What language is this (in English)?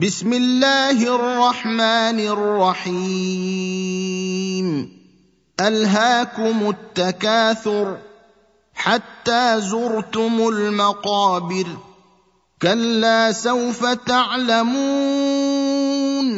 Arabic